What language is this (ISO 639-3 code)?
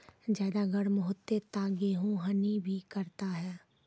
mai